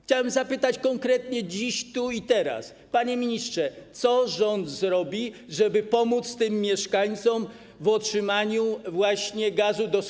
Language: Polish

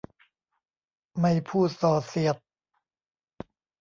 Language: Thai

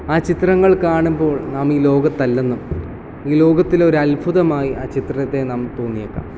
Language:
Malayalam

